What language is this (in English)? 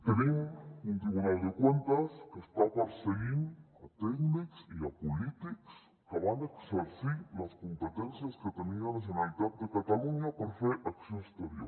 Catalan